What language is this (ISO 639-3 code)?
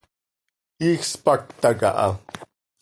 sei